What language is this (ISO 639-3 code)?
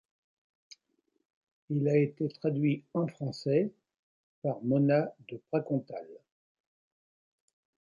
fra